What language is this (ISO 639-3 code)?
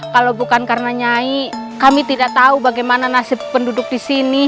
ind